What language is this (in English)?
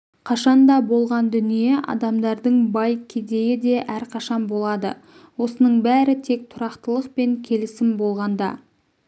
Kazakh